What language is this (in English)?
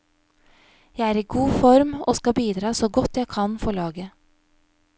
Norwegian